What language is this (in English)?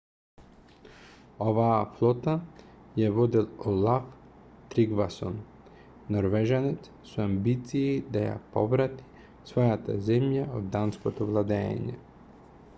Macedonian